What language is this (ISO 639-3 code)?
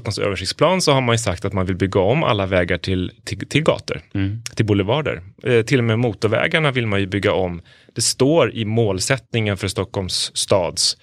swe